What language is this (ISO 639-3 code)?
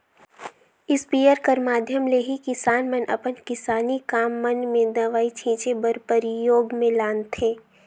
hne